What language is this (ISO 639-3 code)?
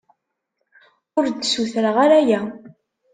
kab